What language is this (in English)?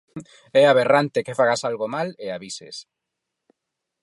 Galician